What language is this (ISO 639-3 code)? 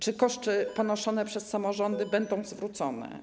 pol